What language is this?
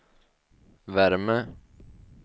Swedish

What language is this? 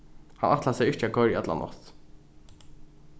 Faroese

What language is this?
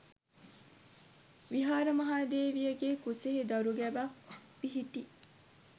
Sinhala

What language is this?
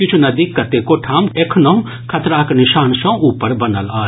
Maithili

